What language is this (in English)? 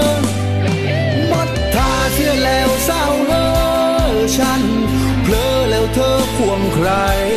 Thai